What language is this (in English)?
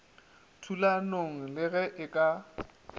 Northern Sotho